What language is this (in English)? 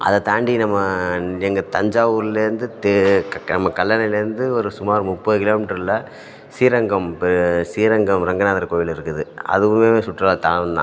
Tamil